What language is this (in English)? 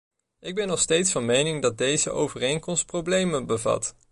Dutch